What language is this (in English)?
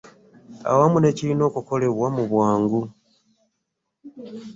Ganda